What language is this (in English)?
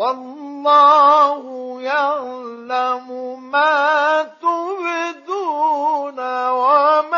Arabic